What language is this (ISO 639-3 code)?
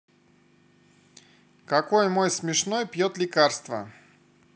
rus